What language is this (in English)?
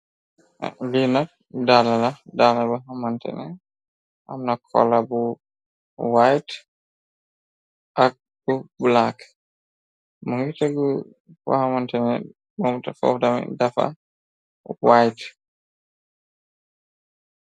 Wolof